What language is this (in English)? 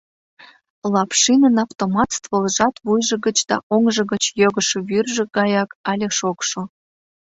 Mari